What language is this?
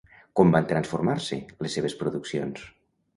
Catalan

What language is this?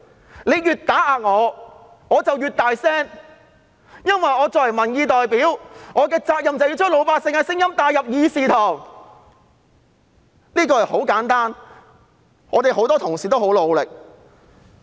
Cantonese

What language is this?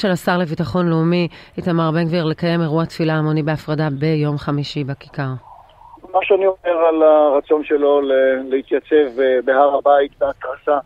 Hebrew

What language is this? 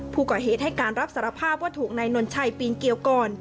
Thai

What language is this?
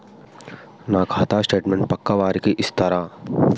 Telugu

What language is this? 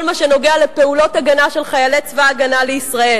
Hebrew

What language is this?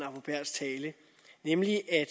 Danish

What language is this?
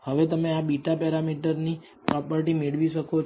Gujarati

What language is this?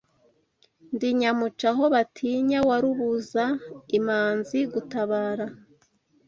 Kinyarwanda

